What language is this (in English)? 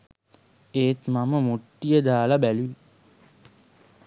Sinhala